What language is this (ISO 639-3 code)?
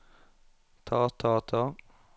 nor